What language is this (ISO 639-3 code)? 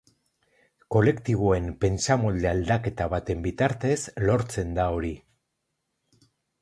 eus